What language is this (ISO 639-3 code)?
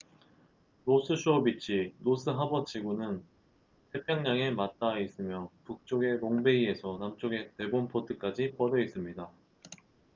kor